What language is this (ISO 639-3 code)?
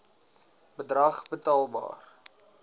afr